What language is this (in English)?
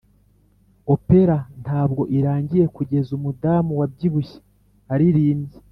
Kinyarwanda